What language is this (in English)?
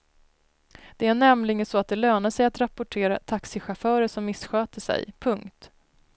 Swedish